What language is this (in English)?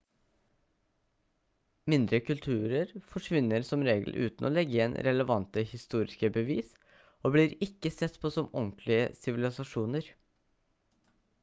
Norwegian Bokmål